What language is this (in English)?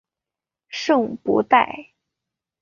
Chinese